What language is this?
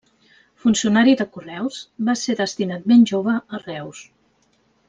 Catalan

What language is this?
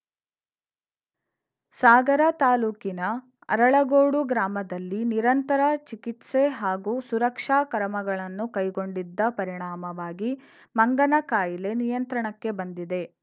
Kannada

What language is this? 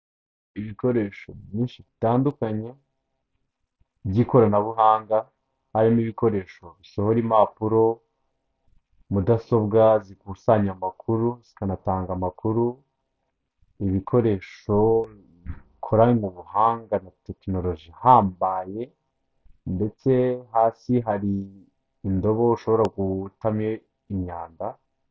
Kinyarwanda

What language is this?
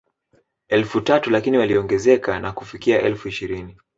Swahili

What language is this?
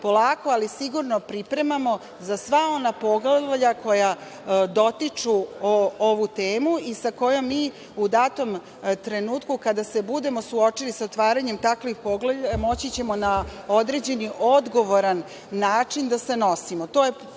Serbian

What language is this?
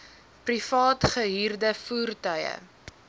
Afrikaans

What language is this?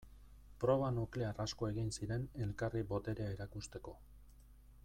Basque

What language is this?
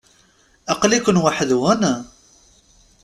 Kabyle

